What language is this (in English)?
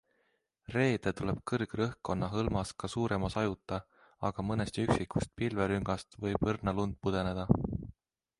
Estonian